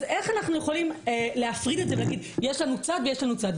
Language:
Hebrew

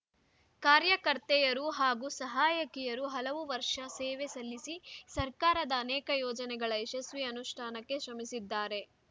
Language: Kannada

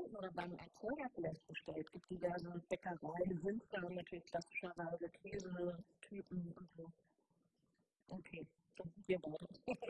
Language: German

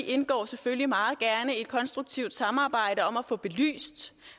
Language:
Danish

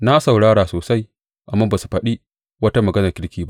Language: Hausa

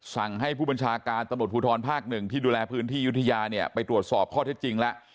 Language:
Thai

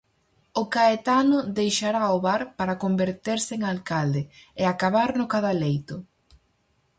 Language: Galician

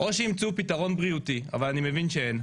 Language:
Hebrew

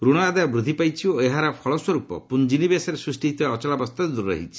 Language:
Odia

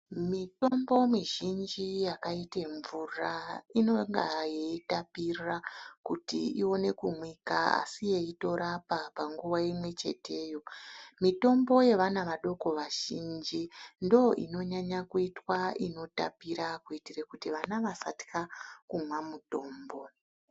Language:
Ndau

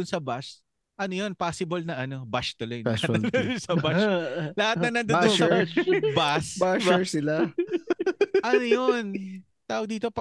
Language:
Filipino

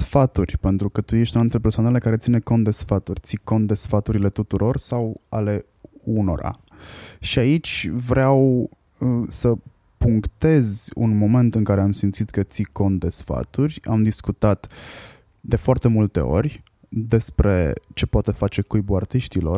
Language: Romanian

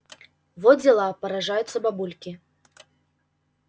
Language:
Russian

